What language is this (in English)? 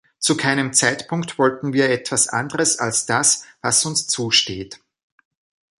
German